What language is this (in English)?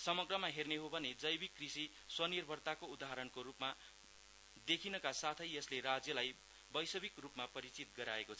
Nepali